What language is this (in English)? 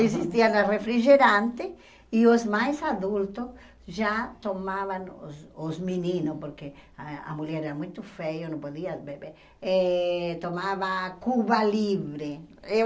Portuguese